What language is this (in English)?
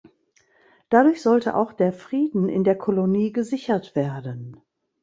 German